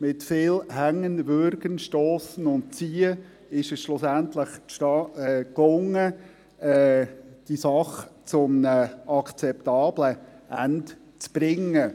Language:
Swiss German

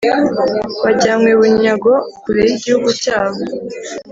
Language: Kinyarwanda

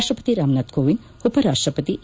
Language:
Kannada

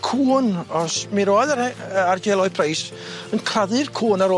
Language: Welsh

